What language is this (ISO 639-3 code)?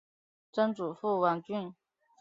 zho